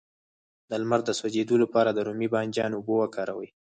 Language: Pashto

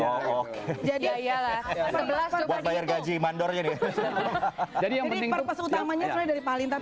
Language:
Indonesian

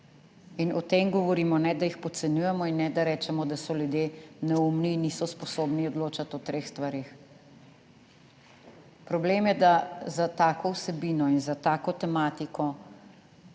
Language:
Slovenian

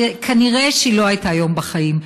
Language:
Hebrew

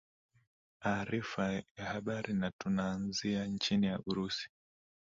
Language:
Swahili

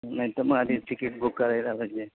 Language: Marathi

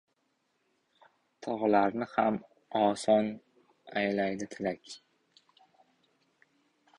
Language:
Uzbek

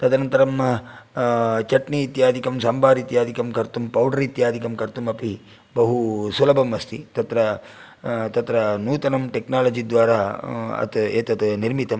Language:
Sanskrit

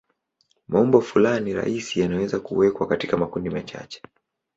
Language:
Swahili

